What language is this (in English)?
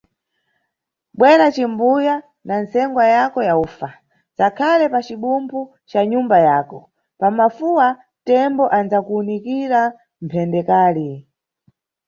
Nyungwe